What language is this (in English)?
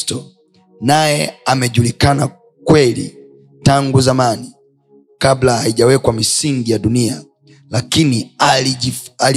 Swahili